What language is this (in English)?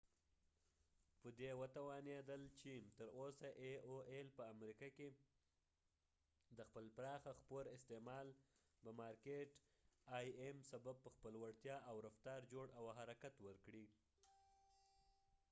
Pashto